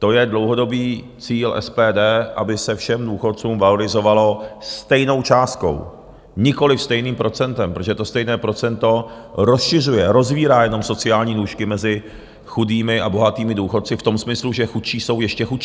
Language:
Czech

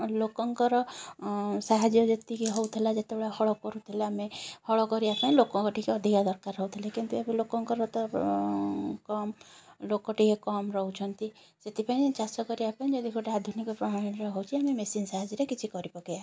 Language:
Odia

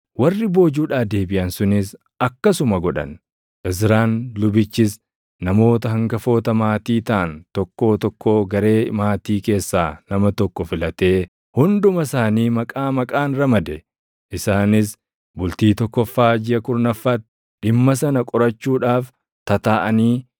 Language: Oromo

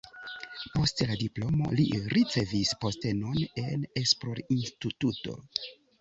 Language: Esperanto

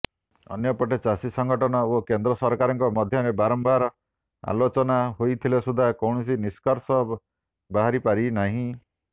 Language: Odia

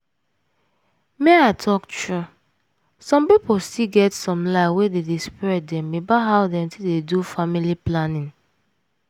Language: Nigerian Pidgin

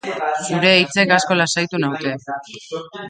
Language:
Basque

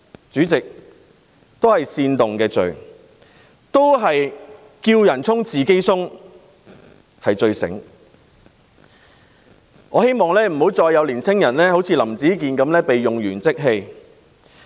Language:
Cantonese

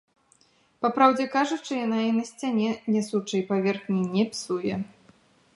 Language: Belarusian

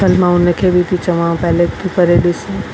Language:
Sindhi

